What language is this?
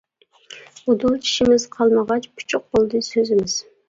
Uyghur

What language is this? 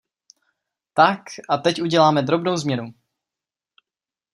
Czech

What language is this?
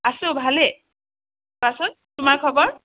Assamese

